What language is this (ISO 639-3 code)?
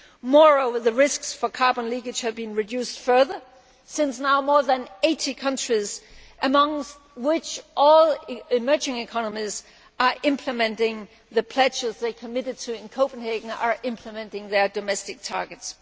eng